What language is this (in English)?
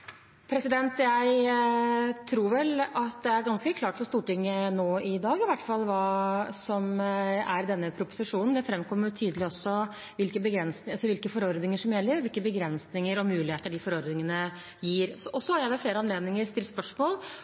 Norwegian Bokmål